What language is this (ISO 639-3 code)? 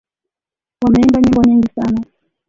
swa